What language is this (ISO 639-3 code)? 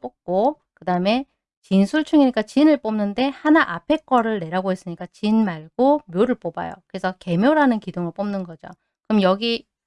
kor